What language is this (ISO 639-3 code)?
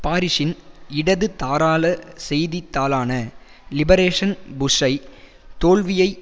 tam